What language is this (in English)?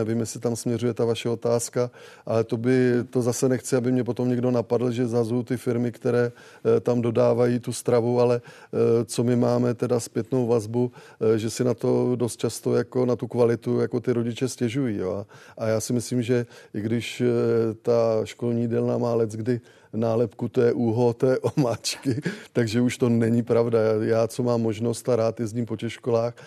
Czech